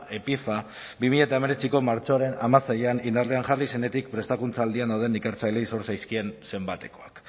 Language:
Basque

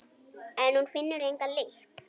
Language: Icelandic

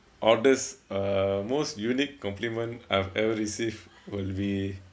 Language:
English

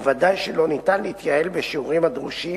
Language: Hebrew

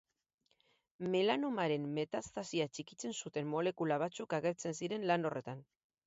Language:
Basque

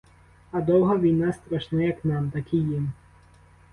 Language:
Ukrainian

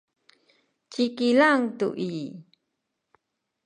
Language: Sakizaya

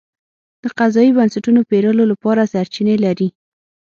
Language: Pashto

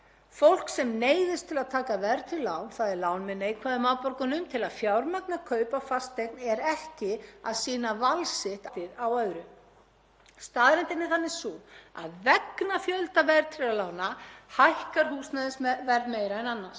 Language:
Icelandic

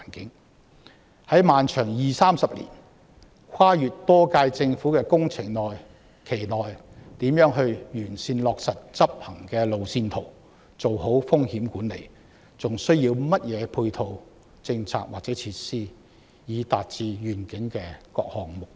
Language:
Cantonese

